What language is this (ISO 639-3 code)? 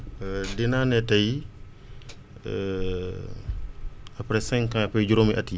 wol